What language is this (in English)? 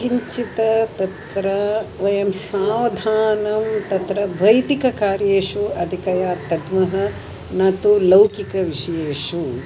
Sanskrit